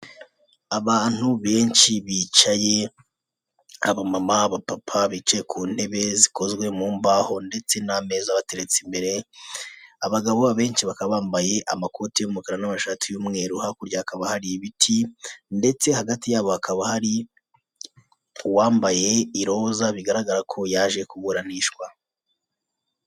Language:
Kinyarwanda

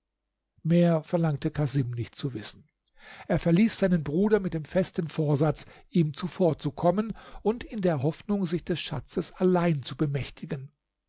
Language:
German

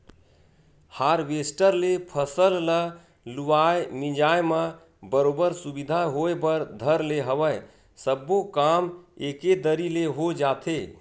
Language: Chhattisgarhi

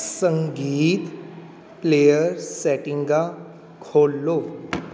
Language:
Punjabi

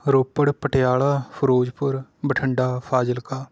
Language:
Punjabi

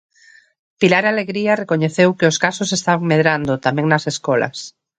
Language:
Galician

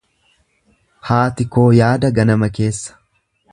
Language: Oromo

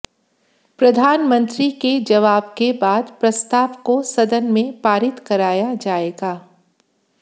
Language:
Hindi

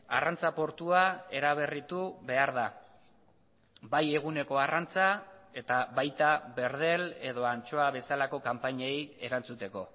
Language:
Basque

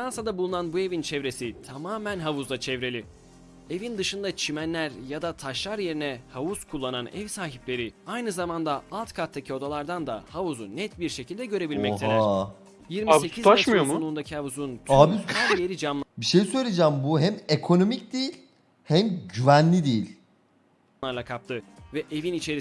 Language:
Turkish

